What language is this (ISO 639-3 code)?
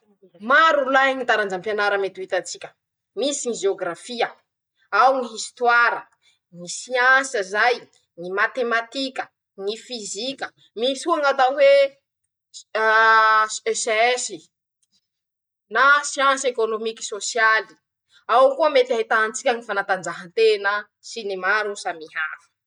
msh